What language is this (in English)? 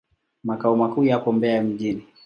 Swahili